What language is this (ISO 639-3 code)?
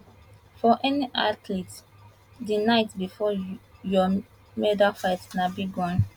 pcm